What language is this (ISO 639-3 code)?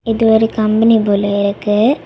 tam